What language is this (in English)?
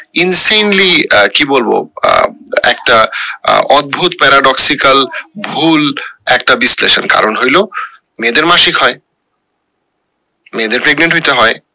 Bangla